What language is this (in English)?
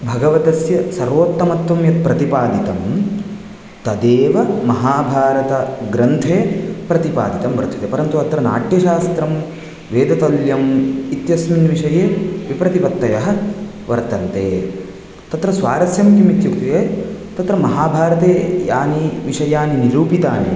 Sanskrit